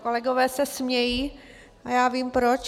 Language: Czech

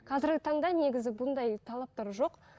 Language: Kazakh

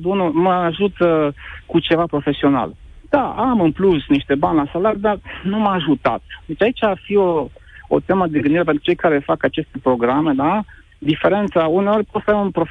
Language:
Romanian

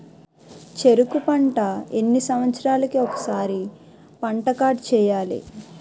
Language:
Telugu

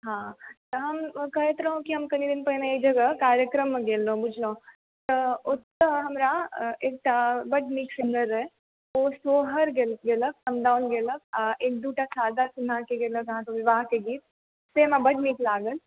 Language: Maithili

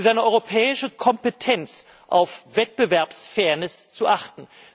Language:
German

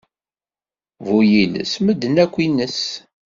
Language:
Kabyle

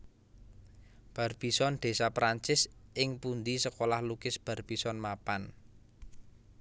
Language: Javanese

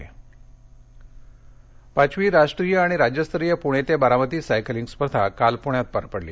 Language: Marathi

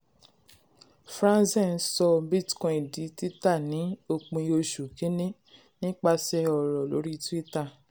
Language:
Yoruba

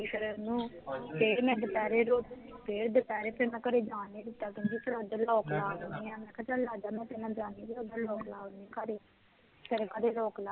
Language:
Punjabi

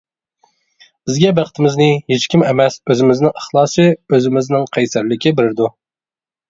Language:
Uyghur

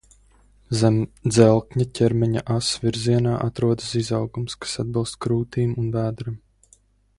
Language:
Latvian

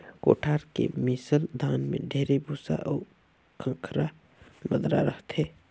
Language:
Chhattisgarhi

